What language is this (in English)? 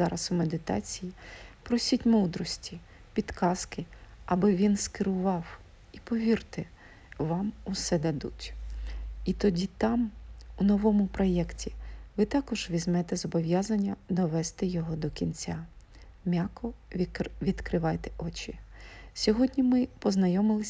Ukrainian